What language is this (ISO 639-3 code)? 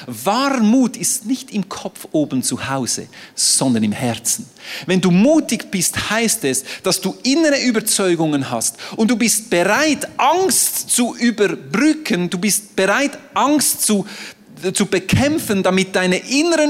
deu